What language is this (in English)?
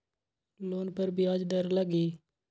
Magahi